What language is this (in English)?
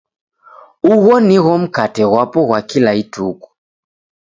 Taita